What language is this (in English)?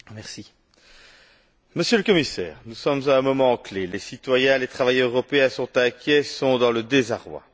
French